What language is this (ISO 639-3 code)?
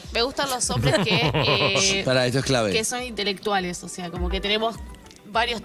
spa